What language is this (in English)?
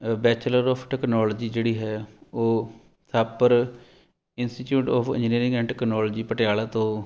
Punjabi